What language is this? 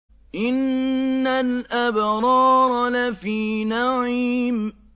Arabic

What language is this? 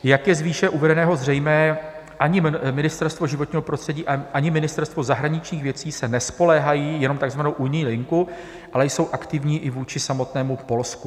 Czech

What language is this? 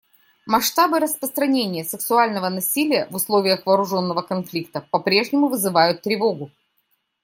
Russian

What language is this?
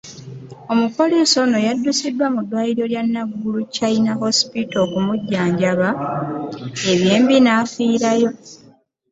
Ganda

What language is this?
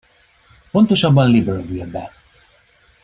Hungarian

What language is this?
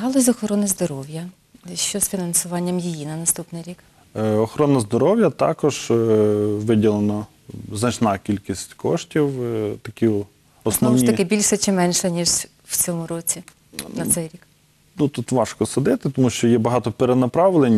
Ukrainian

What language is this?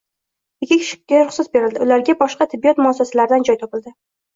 Uzbek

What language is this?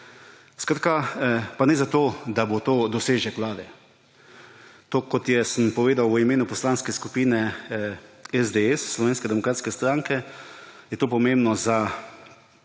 Slovenian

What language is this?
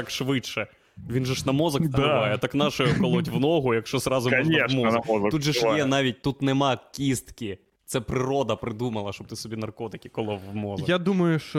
Ukrainian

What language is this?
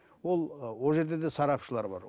Kazakh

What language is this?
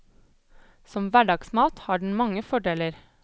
Norwegian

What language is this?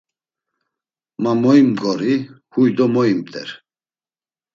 Laz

